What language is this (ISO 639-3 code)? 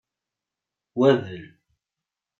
kab